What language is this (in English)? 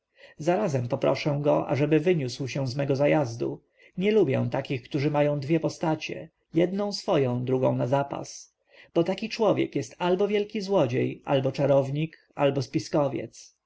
Polish